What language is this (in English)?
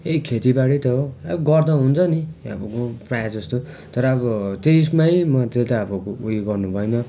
Nepali